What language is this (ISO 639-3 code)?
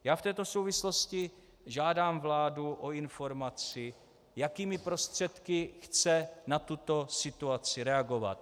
ces